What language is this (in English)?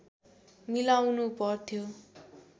Nepali